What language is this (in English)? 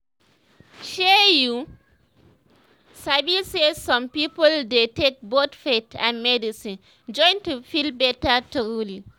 Nigerian Pidgin